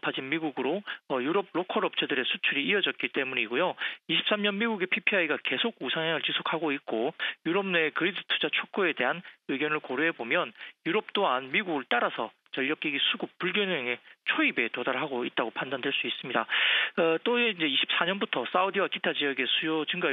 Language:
Korean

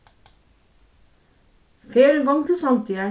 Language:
Faroese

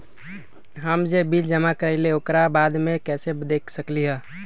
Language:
Magahi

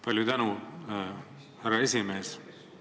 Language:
Estonian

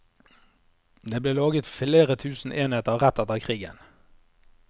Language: Norwegian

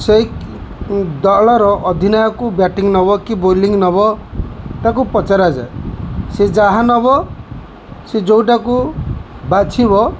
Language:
Odia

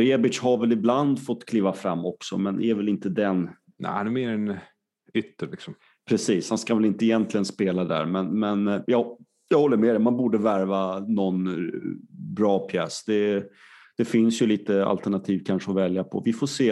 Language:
Swedish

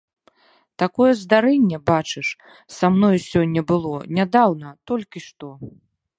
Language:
Belarusian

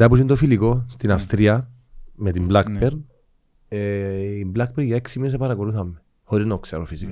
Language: Greek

